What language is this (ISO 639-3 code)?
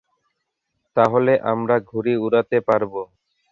ben